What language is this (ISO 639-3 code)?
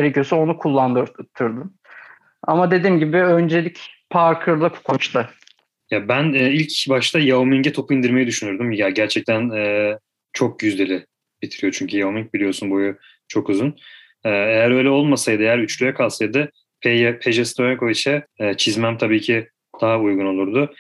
tur